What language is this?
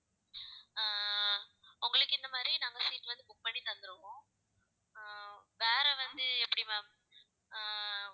Tamil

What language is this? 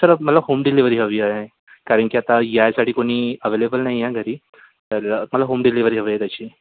Marathi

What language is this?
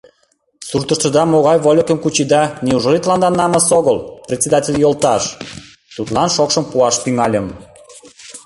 Mari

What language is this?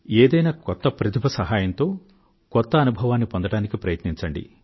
Telugu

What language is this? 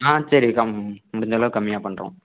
Tamil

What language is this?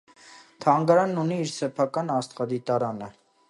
Armenian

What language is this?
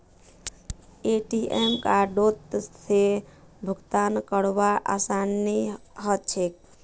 Magahi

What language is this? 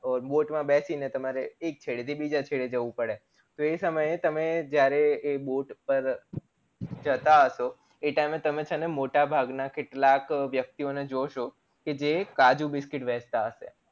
Gujarati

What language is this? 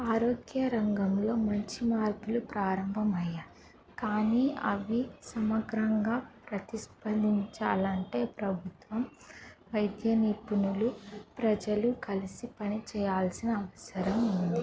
Telugu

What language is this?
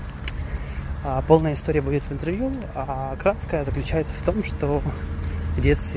Russian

